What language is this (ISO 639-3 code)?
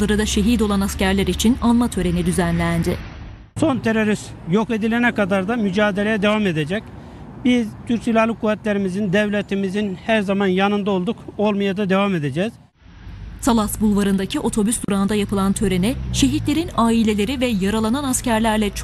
tur